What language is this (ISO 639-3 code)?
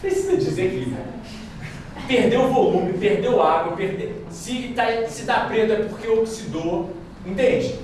por